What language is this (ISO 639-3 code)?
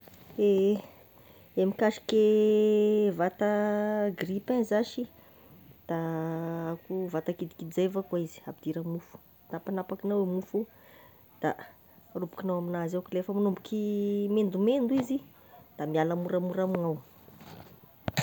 tkg